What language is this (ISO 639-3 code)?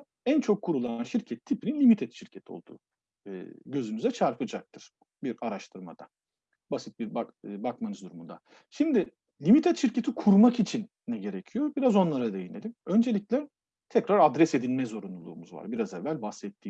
tur